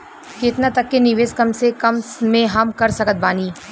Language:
Bhojpuri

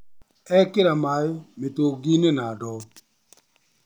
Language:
Kikuyu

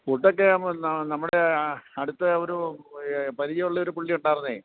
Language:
Malayalam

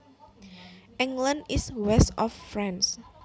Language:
Javanese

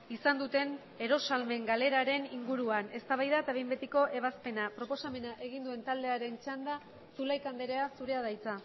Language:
Basque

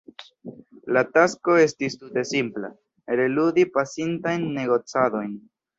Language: Esperanto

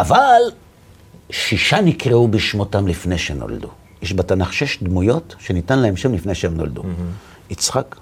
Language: Hebrew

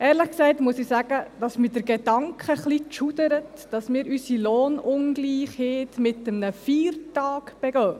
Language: Swiss German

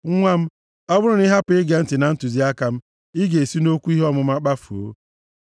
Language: Igbo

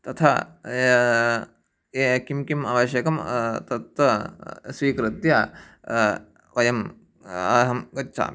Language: Sanskrit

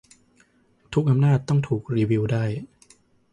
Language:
Thai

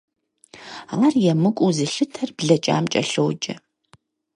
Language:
Kabardian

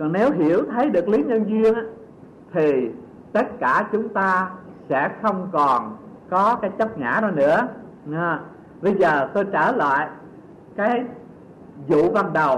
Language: Vietnamese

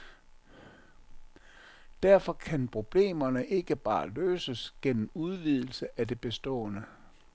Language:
Danish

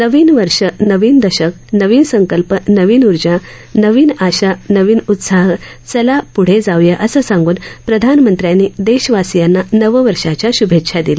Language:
Marathi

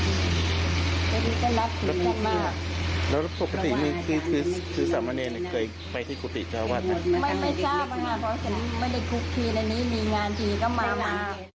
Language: Thai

